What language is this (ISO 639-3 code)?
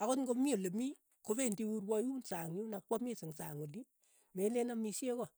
eyo